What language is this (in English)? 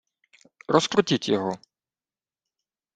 Ukrainian